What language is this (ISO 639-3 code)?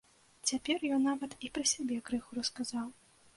bel